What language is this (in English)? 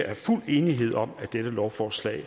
Danish